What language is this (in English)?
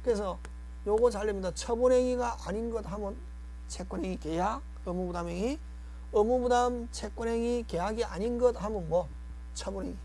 Korean